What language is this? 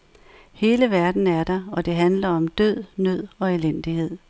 Danish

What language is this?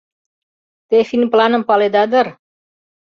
Mari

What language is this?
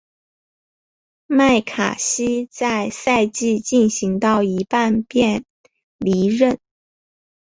Chinese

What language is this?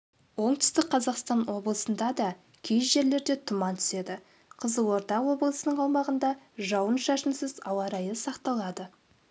Kazakh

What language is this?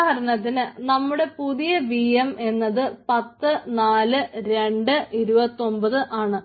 Malayalam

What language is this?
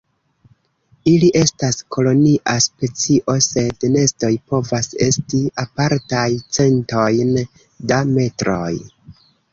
Esperanto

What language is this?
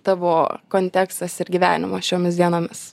Lithuanian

